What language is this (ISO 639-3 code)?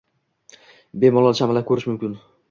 uzb